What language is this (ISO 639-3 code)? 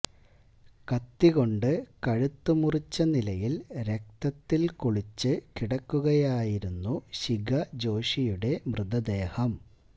mal